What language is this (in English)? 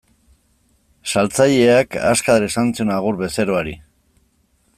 Basque